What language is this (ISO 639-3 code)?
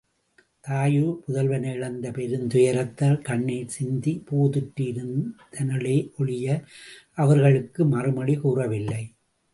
tam